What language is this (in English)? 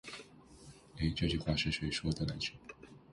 Chinese